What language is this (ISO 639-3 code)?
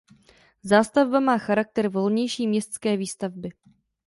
ces